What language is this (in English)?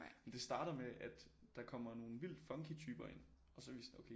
Danish